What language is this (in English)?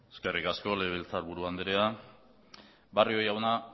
Basque